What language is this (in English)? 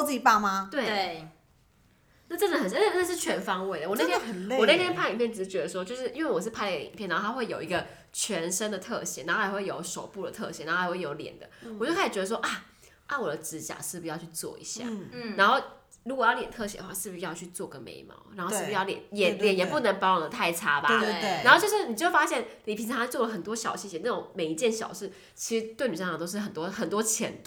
Chinese